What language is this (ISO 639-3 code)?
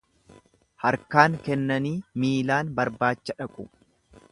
orm